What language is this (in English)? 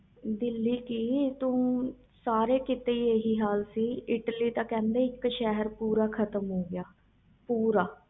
Punjabi